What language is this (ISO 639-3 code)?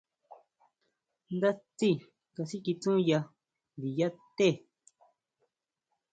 mau